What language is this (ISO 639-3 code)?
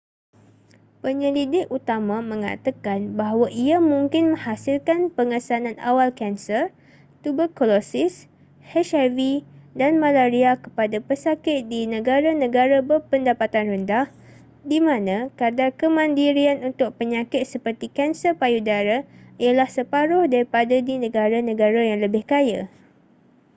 msa